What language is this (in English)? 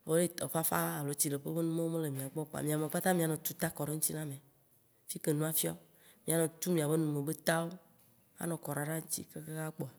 Waci Gbe